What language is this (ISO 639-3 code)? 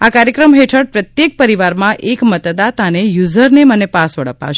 guj